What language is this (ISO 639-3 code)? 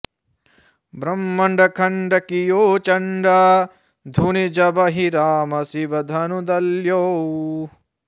san